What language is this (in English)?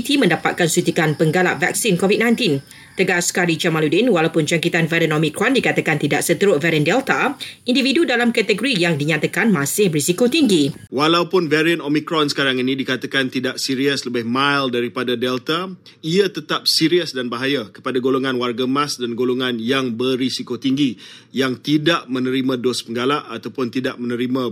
Malay